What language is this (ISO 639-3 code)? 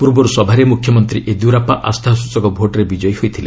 ori